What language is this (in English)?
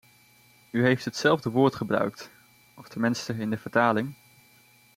Dutch